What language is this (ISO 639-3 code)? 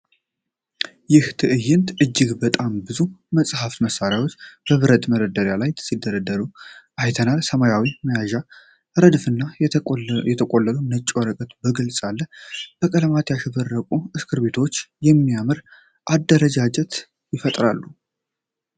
amh